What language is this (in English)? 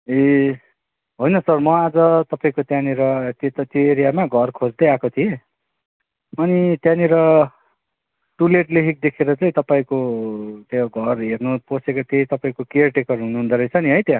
Nepali